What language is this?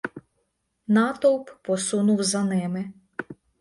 Ukrainian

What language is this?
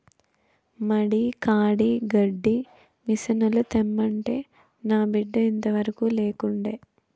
Telugu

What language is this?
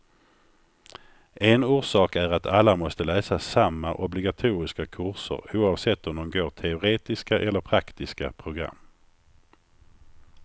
Swedish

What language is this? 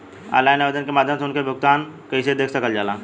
Bhojpuri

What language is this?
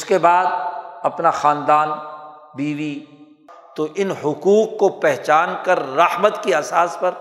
Urdu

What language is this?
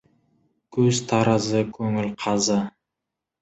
Kazakh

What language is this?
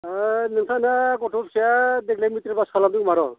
Bodo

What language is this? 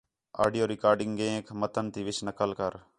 Khetrani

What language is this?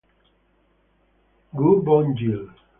Italian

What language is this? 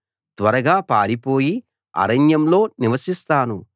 Telugu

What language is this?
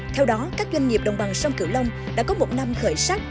Vietnamese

